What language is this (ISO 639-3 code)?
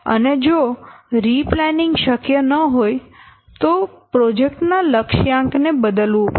guj